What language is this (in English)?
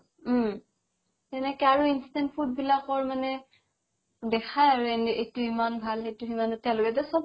Assamese